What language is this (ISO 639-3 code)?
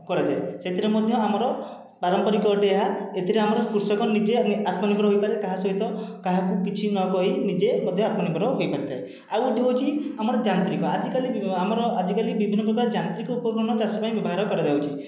ori